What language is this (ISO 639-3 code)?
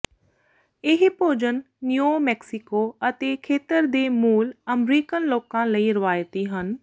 pan